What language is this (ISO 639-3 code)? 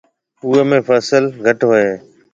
mve